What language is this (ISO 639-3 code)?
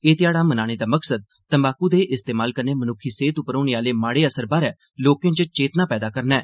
doi